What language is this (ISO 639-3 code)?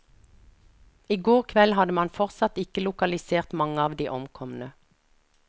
nor